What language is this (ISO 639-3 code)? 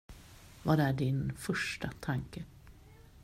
swe